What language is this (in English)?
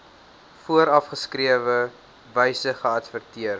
Afrikaans